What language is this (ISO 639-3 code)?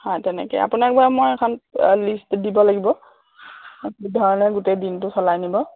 asm